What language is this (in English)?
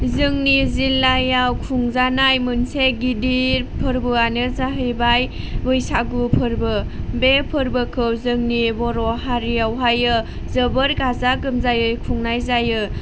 Bodo